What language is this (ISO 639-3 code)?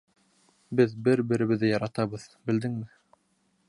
bak